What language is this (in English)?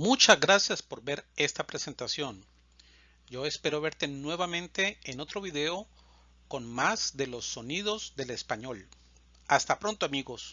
Spanish